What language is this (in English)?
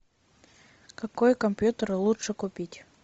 Russian